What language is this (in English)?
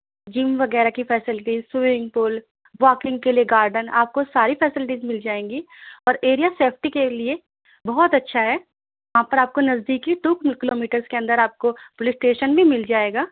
Urdu